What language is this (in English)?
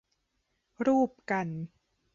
Thai